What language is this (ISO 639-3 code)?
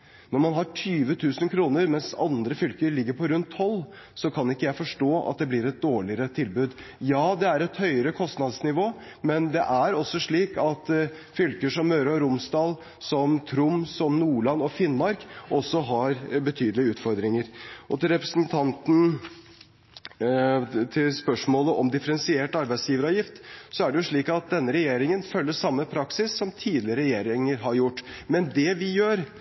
nob